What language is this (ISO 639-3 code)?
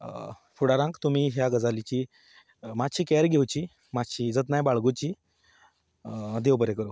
kok